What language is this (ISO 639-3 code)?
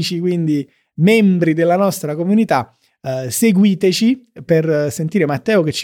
ita